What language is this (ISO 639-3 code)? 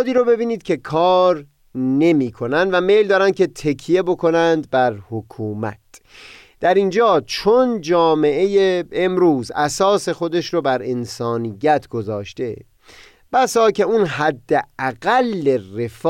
fas